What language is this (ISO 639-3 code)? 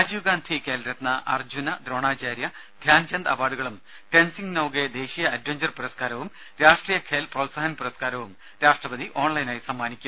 mal